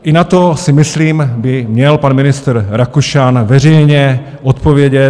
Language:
Czech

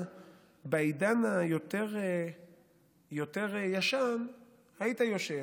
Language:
Hebrew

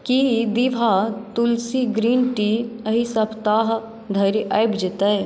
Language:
Maithili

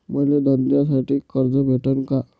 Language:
Marathi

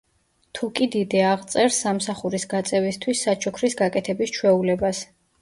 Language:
Georgian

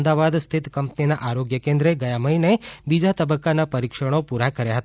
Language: Gujarati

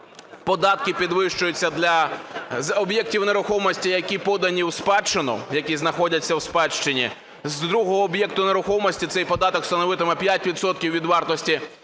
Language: Ukrainian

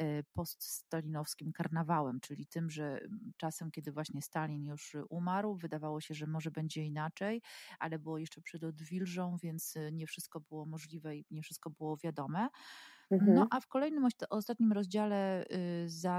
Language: Polish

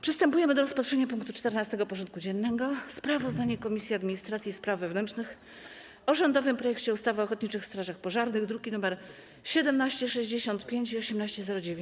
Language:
Polish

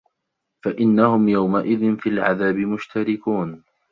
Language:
Arabic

